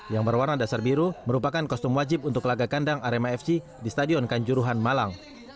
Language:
Indonesian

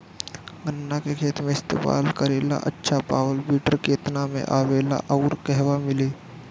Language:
Bhojpuri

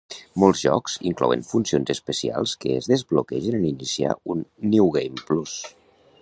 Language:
Catalan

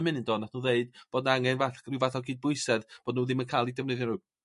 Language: Welsh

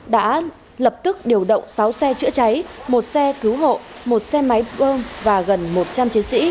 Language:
Vietnamese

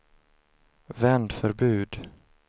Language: Swedish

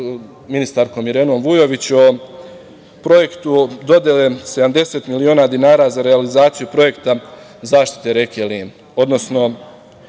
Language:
Serbian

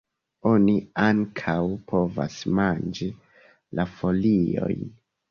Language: Esperanto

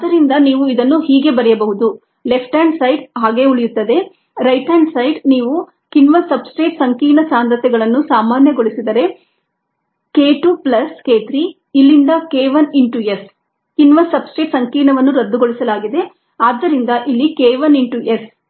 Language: Kannada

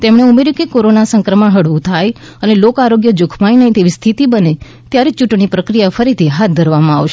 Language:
Gujarati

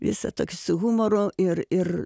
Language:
Lithuanian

